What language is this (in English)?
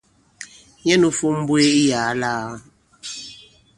Bankon